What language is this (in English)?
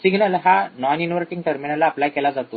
Marathi